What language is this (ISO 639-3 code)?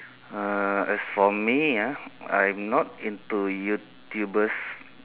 eng